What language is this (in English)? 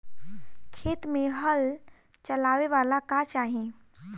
Bhojpuri